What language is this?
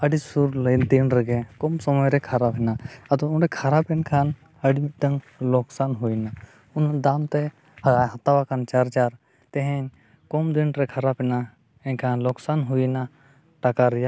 Santali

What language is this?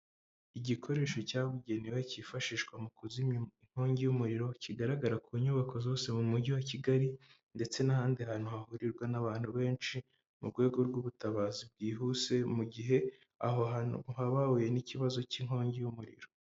Kinyarwanda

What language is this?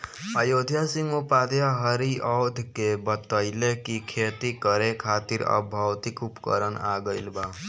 Bhojpuri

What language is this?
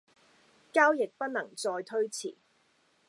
Cantonese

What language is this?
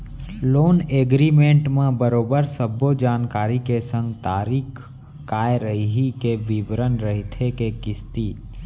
Chhattisgarhi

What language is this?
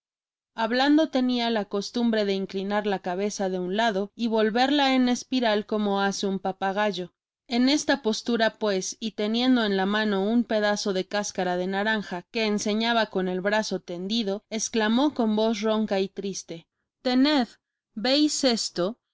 Spanish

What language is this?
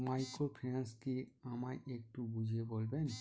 Bangla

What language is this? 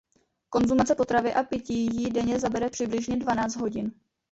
Czech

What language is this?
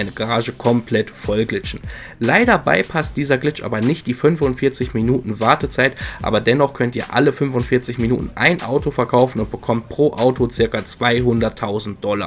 German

